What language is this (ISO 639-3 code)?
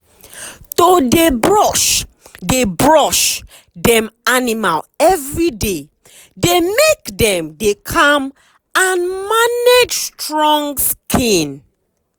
pcm